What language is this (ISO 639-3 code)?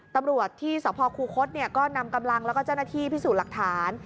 tha